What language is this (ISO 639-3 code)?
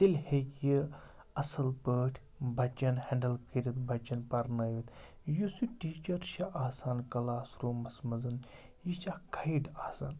kas